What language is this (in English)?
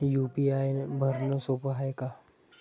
Marathi